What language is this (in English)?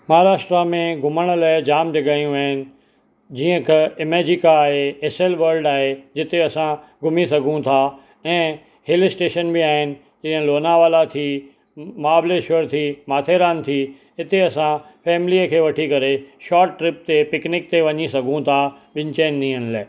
Sindhi